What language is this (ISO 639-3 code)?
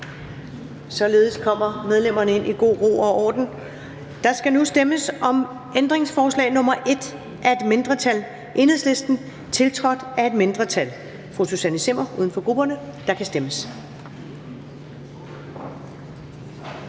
dan